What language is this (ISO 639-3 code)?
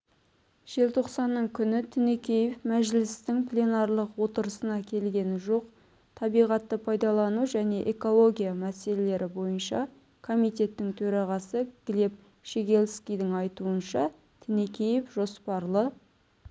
kaz